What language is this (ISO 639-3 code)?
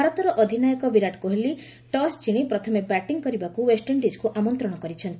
ori